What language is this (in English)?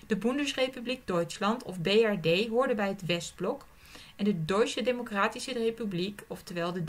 Dutch